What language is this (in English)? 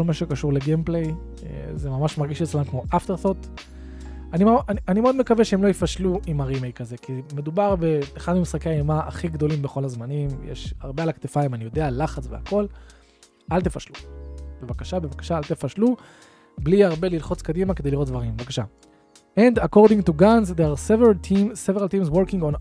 Hebrew